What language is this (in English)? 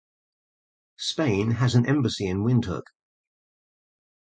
English